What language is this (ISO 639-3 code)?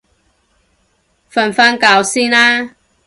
yue